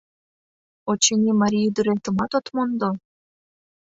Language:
Mari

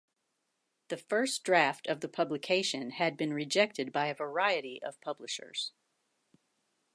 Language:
English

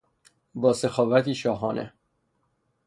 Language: Persian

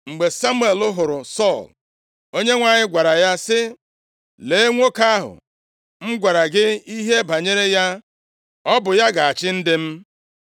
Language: Igbo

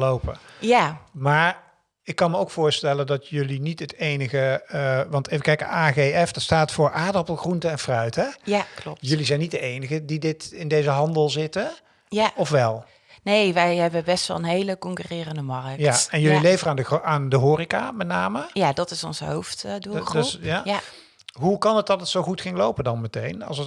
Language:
Dutch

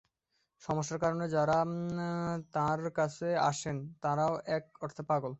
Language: Bangla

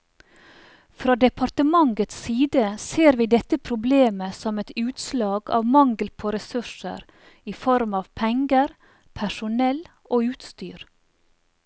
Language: Norwegian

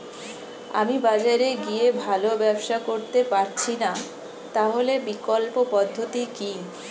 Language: Bangla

